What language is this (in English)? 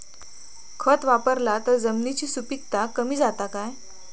Marathi